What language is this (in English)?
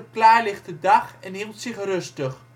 Dutch